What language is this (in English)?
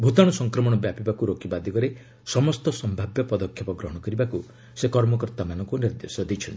Odia